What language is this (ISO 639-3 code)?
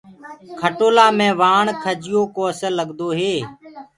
ggg